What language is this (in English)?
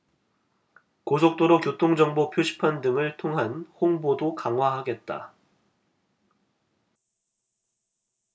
Korean